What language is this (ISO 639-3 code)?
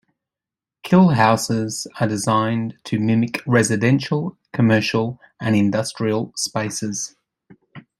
eng